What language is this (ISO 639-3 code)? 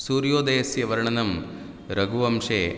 san